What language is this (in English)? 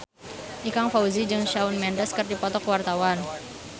Sundanese